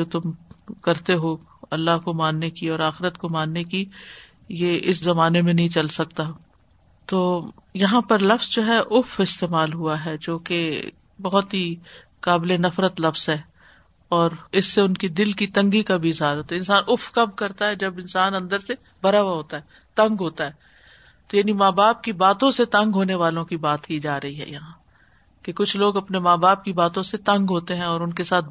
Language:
Urdu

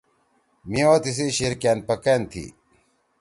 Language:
Torwali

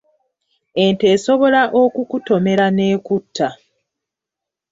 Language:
Ganda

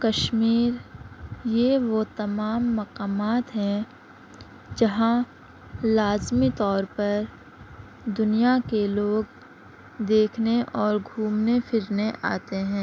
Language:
Urdu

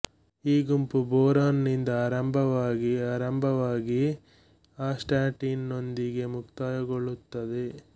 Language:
Kannada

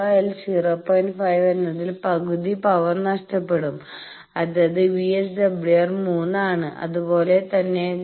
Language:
Malayalam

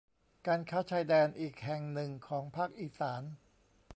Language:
Thai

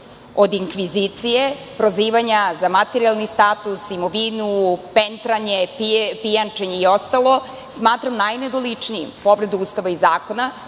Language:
Serbian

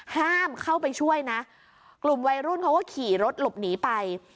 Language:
Thai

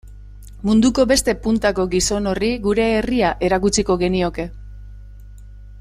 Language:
Basque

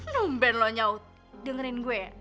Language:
Indonesian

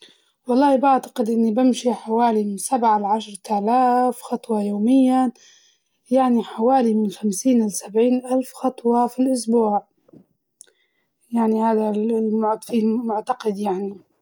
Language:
Libyan Arabic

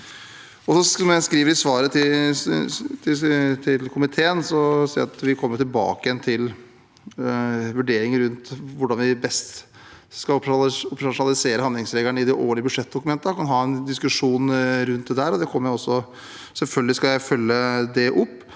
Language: Norwegian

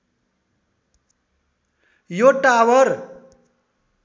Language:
Nepali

